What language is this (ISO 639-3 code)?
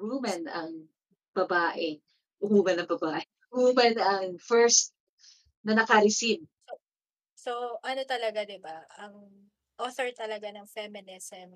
fil